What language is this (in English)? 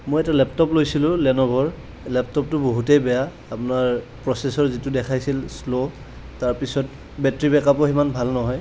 Assamese